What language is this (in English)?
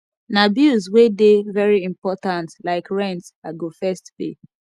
Nigerian Pidgin